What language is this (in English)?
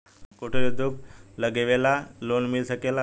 Bhojpuri